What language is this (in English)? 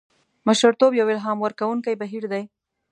Pashto